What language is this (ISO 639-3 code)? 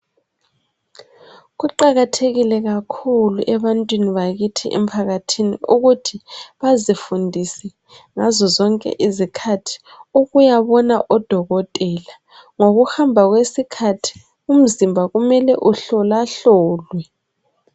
nde